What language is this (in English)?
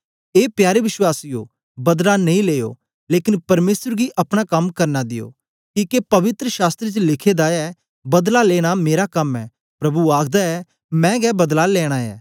Dogri